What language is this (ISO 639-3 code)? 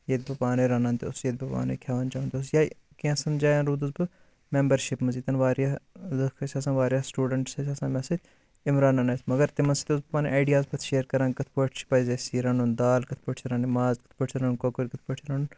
kas